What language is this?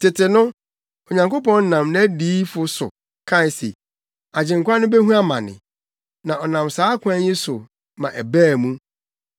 Akan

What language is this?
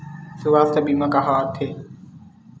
Chhattisgarhi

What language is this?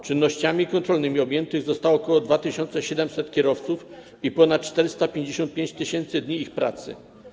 Polish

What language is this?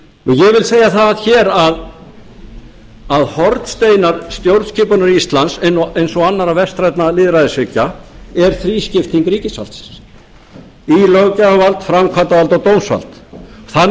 Icelandic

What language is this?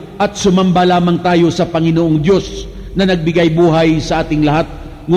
Filipino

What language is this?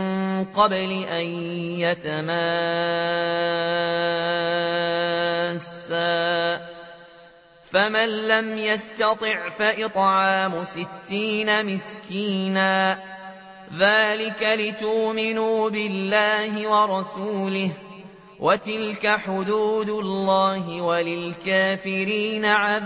Arabic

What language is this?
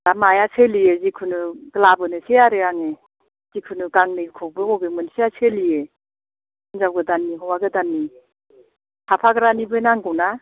Bodo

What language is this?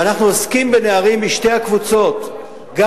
Hebrew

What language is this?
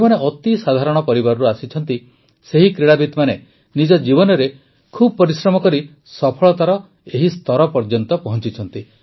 Odia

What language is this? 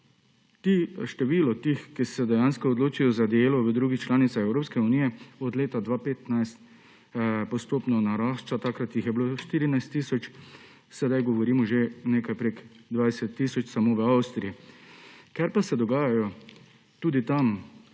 Slovenian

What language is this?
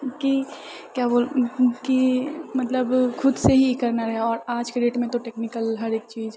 Maithili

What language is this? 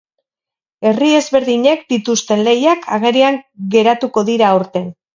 Basque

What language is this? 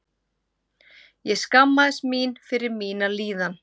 Icelandic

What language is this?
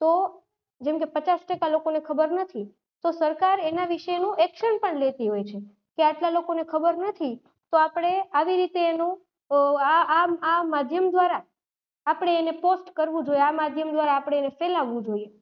Gujarati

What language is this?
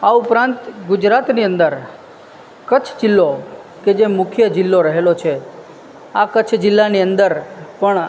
Gujarati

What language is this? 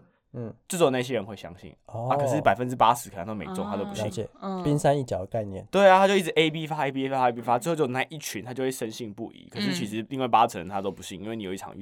Chinese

